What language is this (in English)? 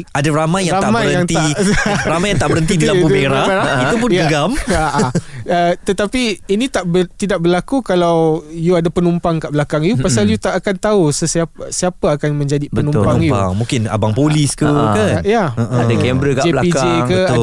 Malay